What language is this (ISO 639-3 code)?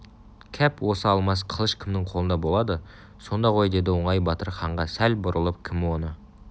kaz